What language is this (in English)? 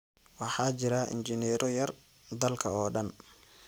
Somali